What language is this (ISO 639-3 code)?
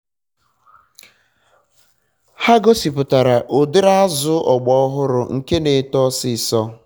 ibo